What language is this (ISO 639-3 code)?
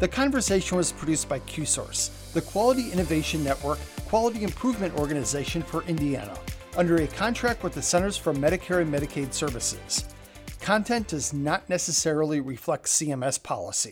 eng